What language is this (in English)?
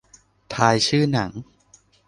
Thai